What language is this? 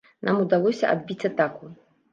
Belarusian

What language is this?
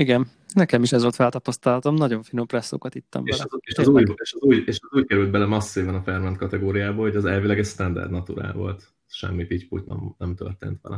Hungarian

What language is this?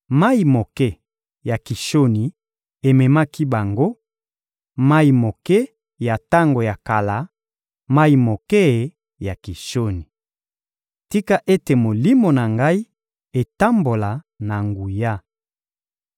Lingala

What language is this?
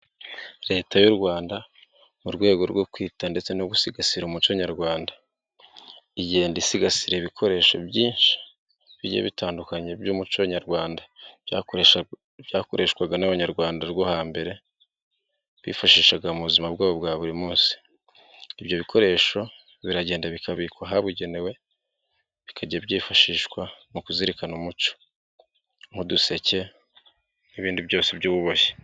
Kinyarwanda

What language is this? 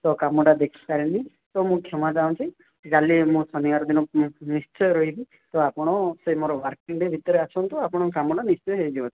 Odia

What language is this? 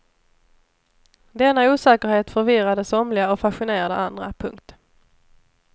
Swedish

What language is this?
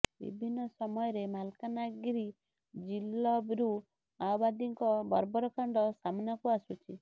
Odia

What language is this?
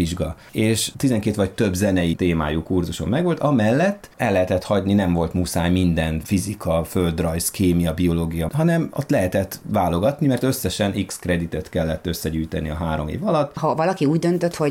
Hungarian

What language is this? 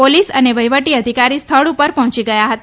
Gujarati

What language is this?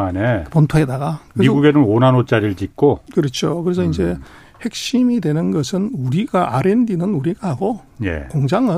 Korean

